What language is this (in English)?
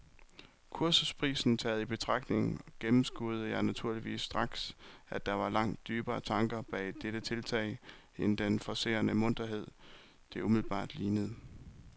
Danish